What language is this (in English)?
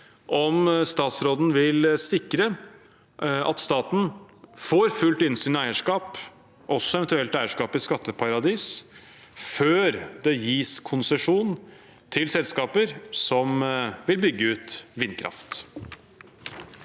Norwegian